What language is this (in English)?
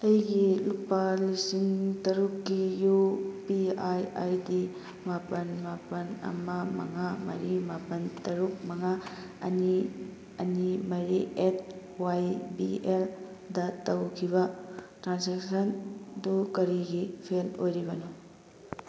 Manipuri